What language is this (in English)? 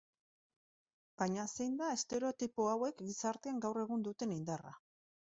Basque